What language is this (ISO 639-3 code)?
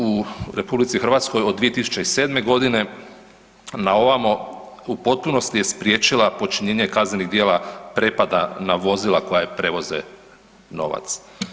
hrv